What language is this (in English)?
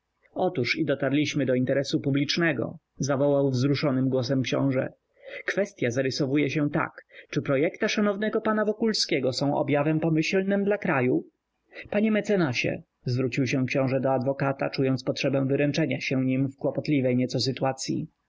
Polish